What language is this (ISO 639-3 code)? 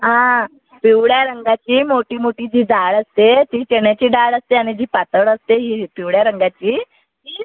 mar